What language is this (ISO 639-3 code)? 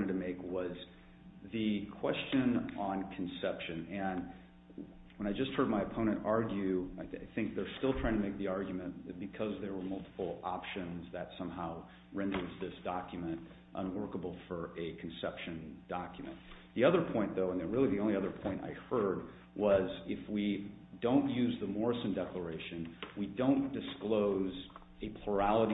eng